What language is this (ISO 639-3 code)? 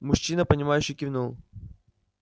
rus